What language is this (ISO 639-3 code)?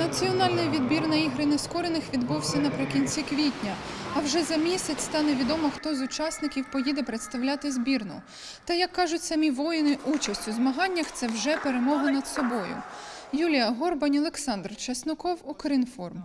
ukr